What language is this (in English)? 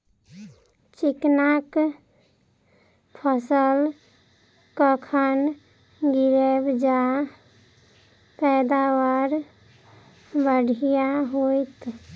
Maithili